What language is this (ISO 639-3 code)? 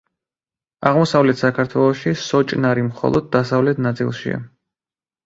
kat